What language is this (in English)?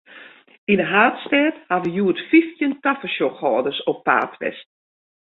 Western Frisian